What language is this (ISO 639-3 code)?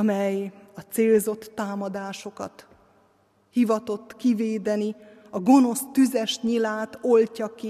hun